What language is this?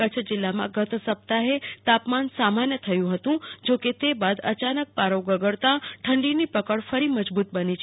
Gujarati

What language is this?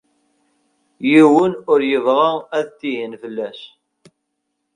Kabyle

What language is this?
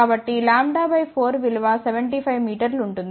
Telugu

